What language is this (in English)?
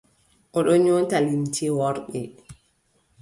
Adamawa Fulfulde